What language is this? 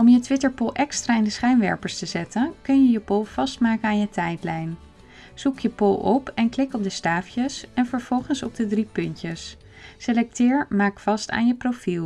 Dutch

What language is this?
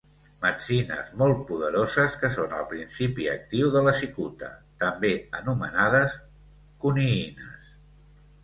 Catalan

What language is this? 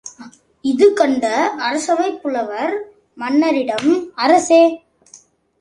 Tamil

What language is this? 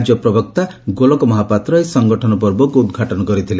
Odia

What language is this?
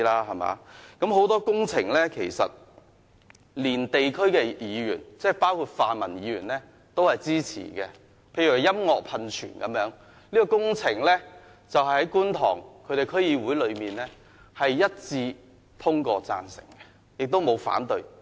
Cantonese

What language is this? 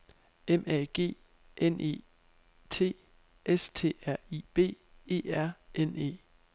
Danish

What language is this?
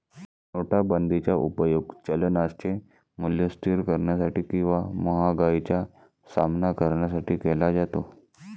Marathi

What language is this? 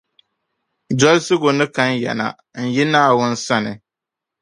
Dagbani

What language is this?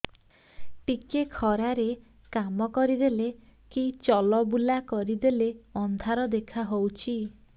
Odia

